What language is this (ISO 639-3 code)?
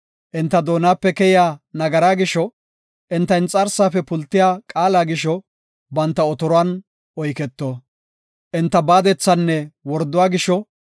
gof